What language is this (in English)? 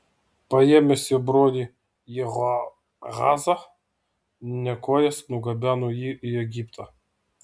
Lithuanian